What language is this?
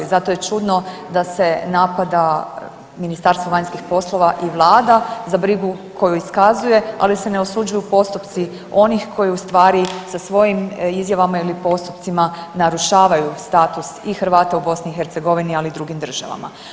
Croatian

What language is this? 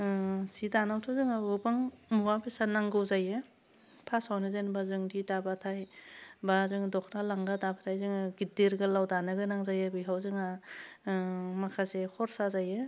Bodo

